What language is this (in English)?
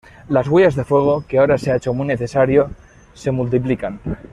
Spanish